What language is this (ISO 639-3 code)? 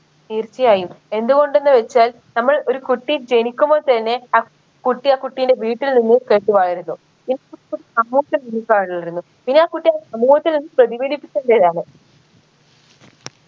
mal